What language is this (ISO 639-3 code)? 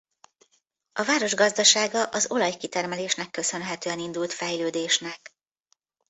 hun